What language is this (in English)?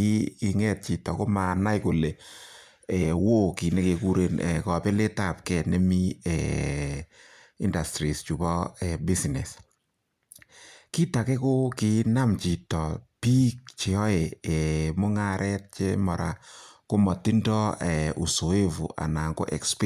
Kalenjin